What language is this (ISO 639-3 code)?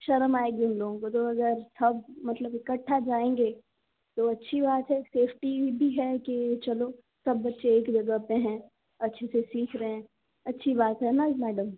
hin